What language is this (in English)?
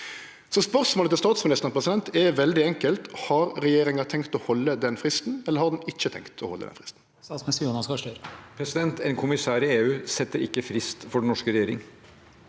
Norwegian